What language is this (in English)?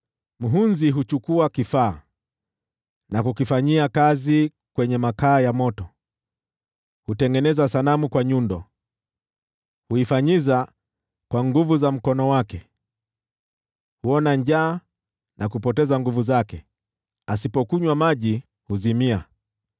Swahili